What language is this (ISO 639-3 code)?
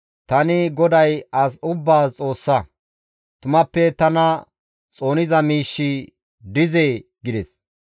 gmv